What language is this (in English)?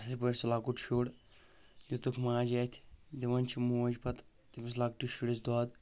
Kashmiri